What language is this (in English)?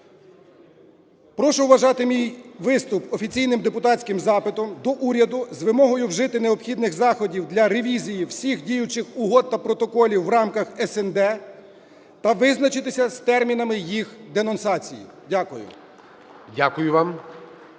Ukrainian